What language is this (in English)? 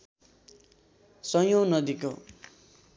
Nepali